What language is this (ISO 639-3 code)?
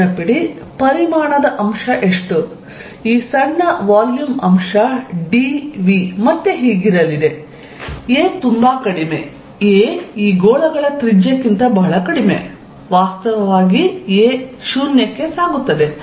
kan